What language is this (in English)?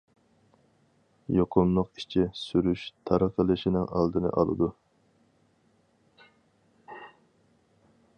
Uyghur